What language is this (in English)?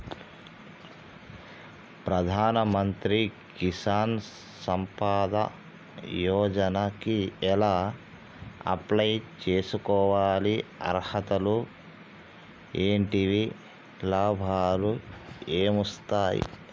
Telugu